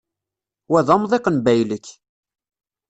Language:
Kabyle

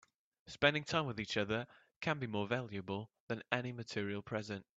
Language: English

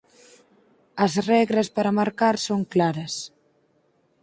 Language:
Galician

